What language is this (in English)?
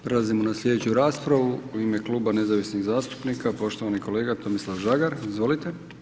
Croatian